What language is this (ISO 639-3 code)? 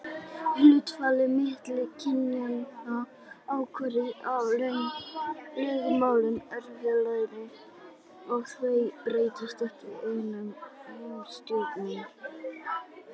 isl